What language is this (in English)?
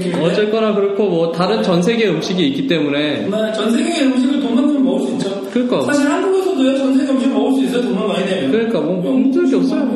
Korean